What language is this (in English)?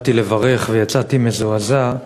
Hebrew